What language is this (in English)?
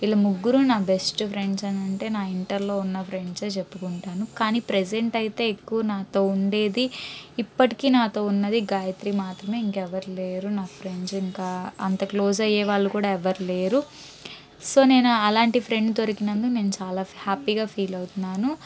Telugu